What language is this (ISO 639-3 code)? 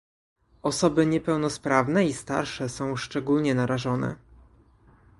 pol